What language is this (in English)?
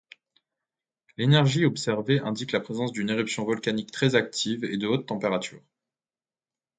French